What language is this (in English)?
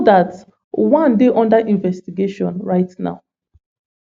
Nigerian Pidgin